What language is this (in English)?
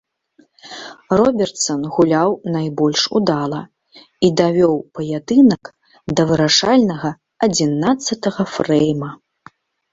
Belarusian